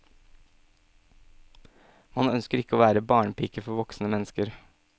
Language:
Norwegian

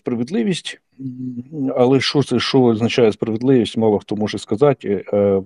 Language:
Ukrainian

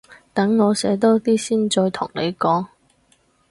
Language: Cantonese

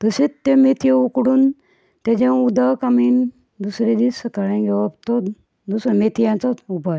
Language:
Konkani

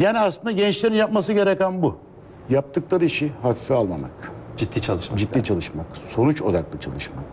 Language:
Turkish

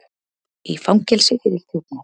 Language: Icelandic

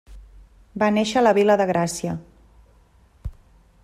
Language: Catalan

